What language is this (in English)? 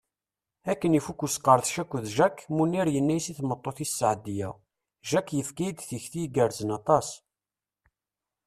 Kabyle